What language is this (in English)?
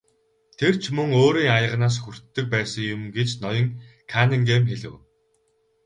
Mongolian